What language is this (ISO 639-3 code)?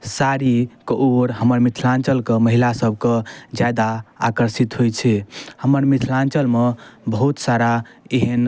mai